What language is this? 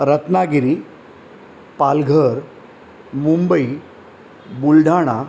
Marathi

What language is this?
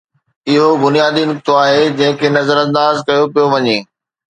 Sindhi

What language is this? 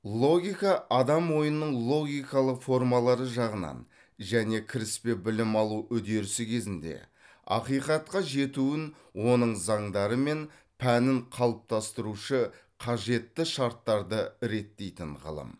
Kazakh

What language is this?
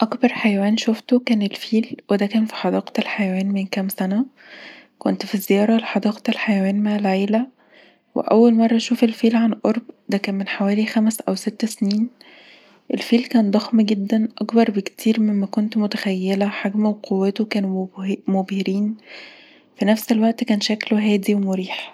Egyptian Arabic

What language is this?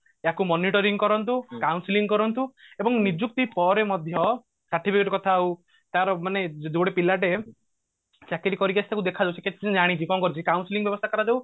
Odia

